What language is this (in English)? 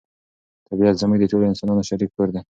Pashto